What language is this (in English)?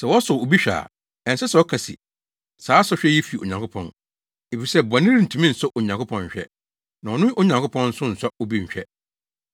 Akan